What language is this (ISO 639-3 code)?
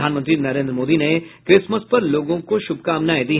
hin